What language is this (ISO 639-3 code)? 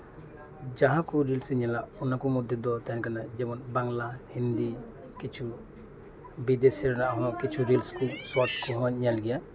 sat